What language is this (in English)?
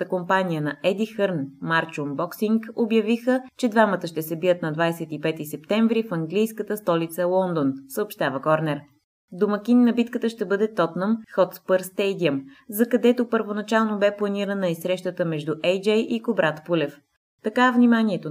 Bulgarian